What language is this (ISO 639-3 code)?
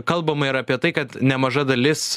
lit